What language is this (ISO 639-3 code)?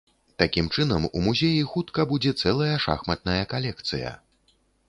bel